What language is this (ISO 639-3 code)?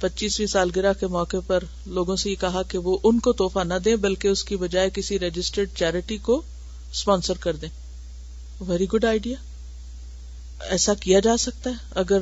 urd